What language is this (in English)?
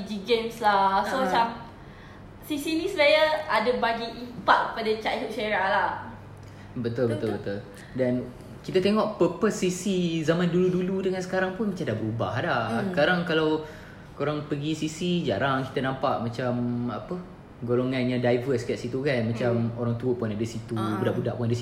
Malay